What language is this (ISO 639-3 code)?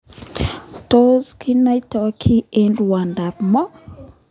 kln